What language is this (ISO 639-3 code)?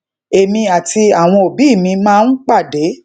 yor